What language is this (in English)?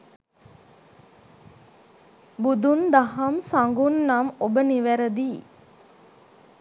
Sinhala